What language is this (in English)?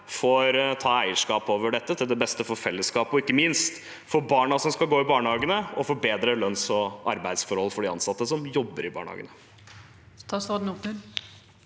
Norwegian